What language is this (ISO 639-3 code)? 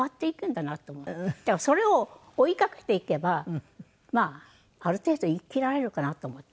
jpn